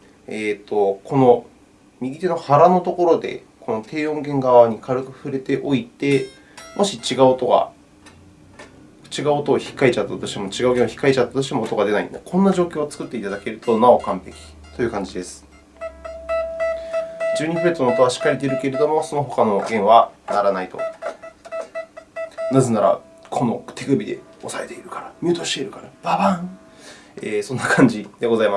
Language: Japanese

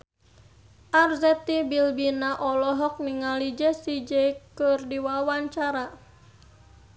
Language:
Sundanese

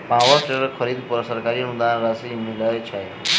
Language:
Maithili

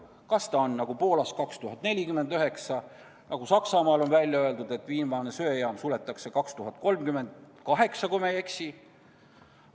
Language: Estonian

